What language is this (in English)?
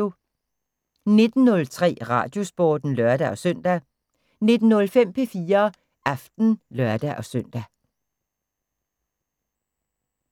Danish